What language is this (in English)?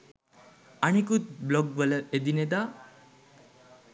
Sinhala